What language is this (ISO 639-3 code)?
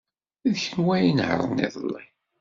kab